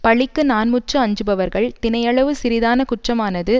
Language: Tamil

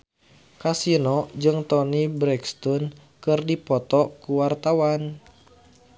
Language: Sundanese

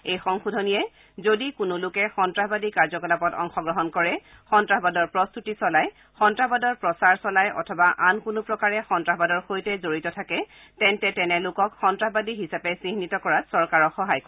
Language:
Assamese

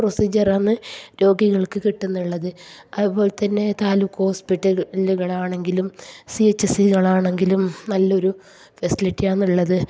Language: Malayalam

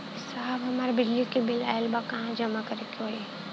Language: Bhojpuri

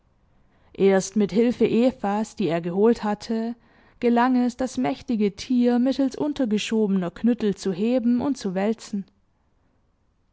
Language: German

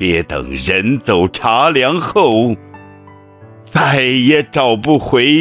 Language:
Chinese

